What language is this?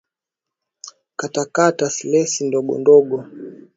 Swahili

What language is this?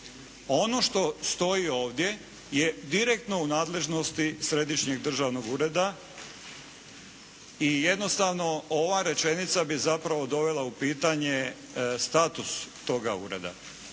Croatian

